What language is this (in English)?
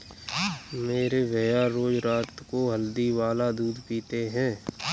Hindi